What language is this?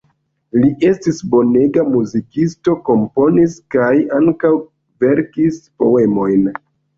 Esperanto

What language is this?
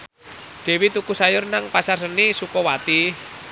Javanese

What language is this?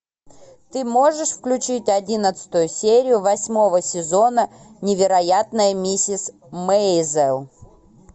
Russian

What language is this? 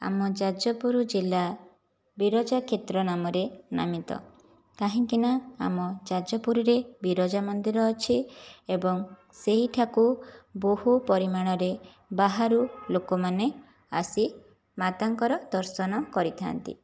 Odia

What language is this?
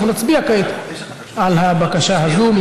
Hebrew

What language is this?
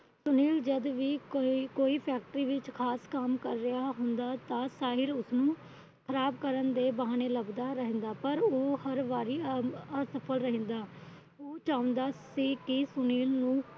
Punjabi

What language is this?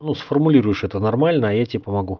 Russian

